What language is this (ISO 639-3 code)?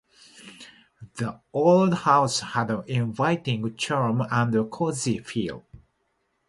jpn